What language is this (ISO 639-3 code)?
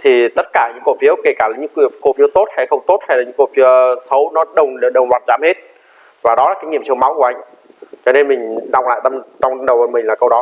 vie